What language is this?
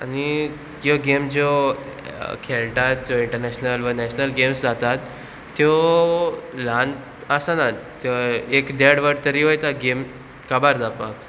Konkani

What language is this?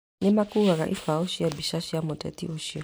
Kikuyu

